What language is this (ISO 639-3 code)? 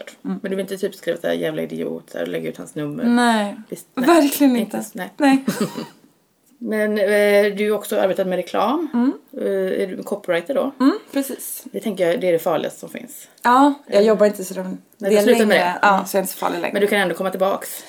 swe